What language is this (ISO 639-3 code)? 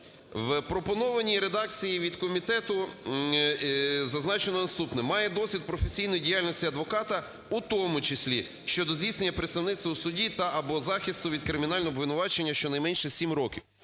ukr